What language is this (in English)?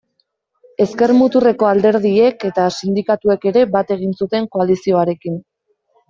Basque